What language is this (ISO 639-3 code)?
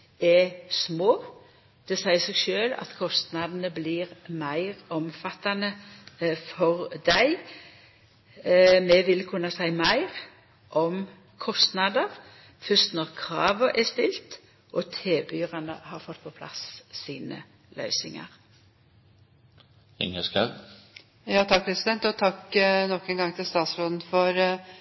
nor